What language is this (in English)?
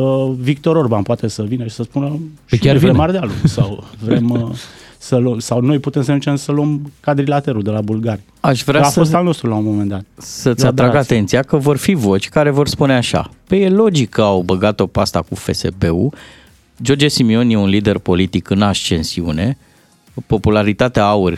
Romanian